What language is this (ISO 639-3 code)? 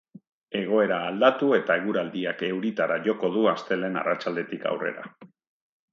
eus